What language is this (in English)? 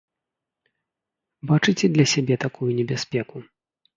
Belarusian